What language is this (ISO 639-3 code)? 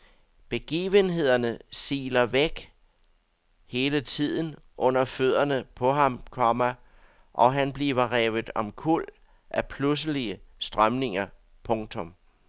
dan